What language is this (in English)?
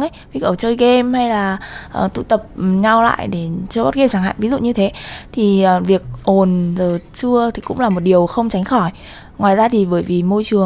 Vietnamese